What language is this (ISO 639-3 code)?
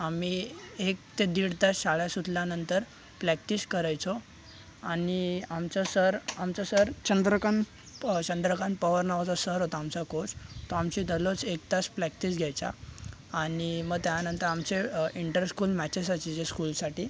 mar